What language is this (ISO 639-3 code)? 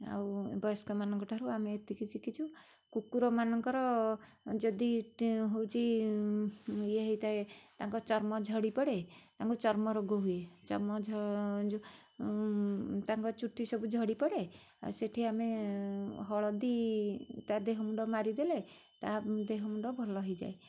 ori